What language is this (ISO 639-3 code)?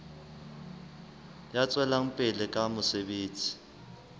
sot